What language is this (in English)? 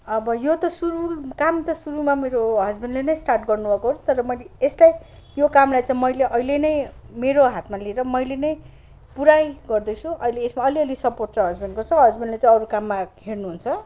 Nepali